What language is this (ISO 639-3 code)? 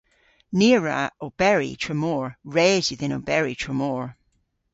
cor